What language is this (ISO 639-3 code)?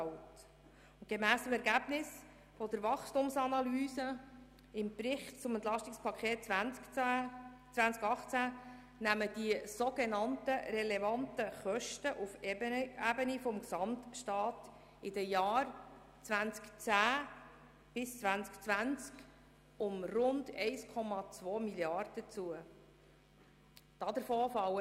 gsw